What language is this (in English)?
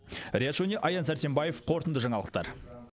Kazakh